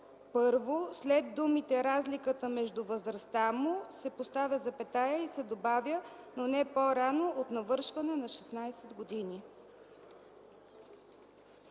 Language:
Bulgarian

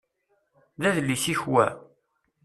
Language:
Kabyle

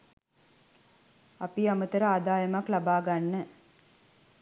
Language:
Sinhala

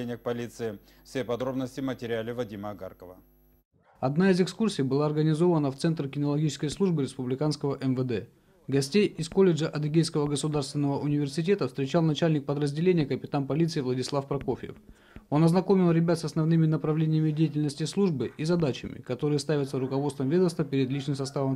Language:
Russian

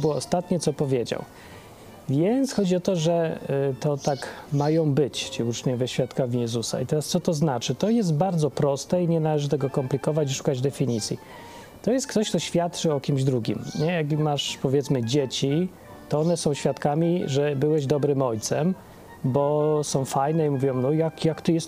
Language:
Polish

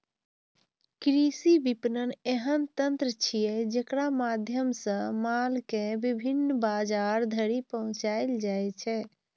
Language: Maithili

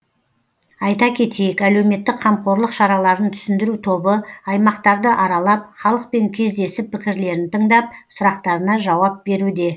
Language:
Kazakh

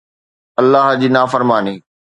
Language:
Sindhi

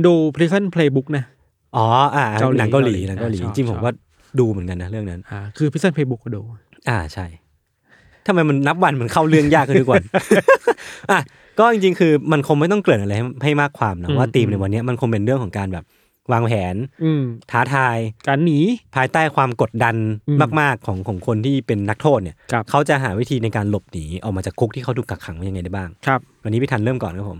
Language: Thai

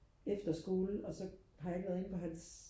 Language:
Danish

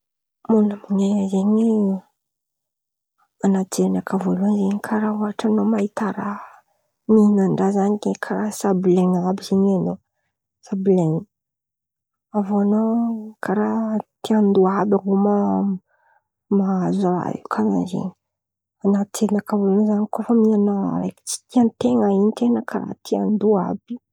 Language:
Antankarana Malagasy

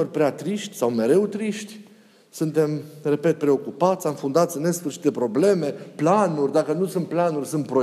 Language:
Romanian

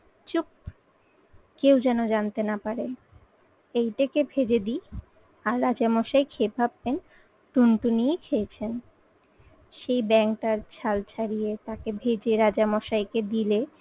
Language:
Bangla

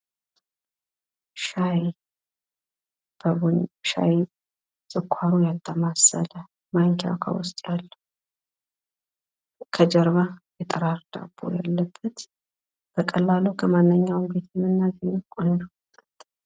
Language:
Amharic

